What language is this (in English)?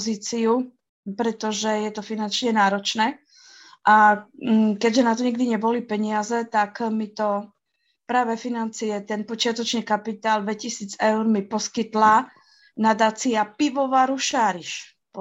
Slovak